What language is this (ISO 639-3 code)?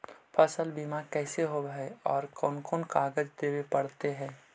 mag